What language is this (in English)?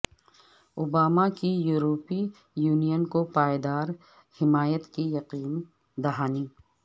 Urdu